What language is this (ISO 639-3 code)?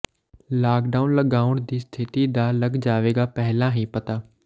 pan